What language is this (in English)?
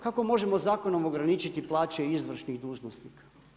Croatian